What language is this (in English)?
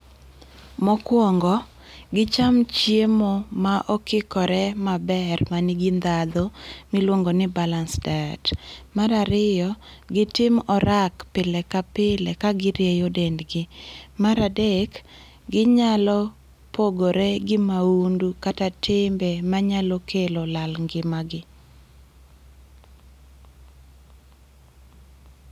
Luo (Kenya and Tanzania)